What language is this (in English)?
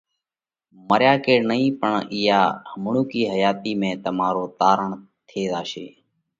Parkari Koli